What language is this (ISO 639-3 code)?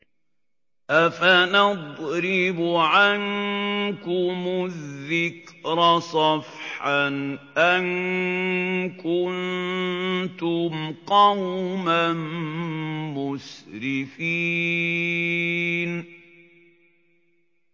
ara